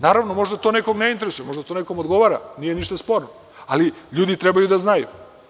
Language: Serbian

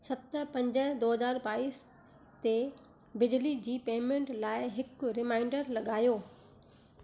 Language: Sindhi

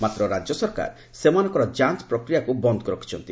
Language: Odia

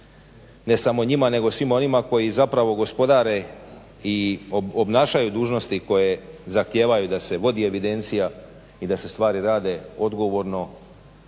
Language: Croatian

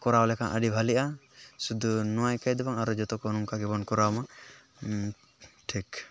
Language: Santali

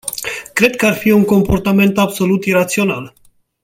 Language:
Romanian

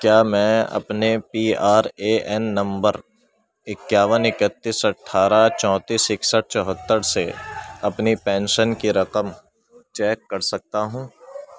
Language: Urdu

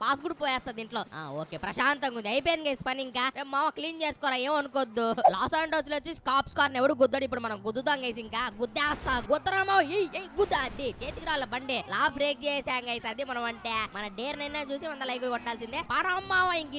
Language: Indonesian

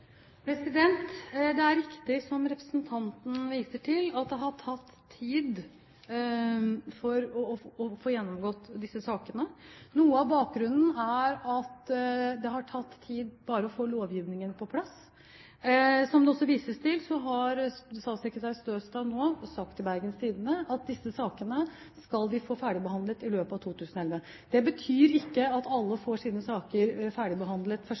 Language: Norwegian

